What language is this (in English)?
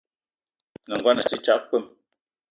Eton (Cameroon)